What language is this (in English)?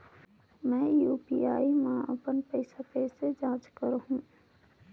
Chhattisgarhi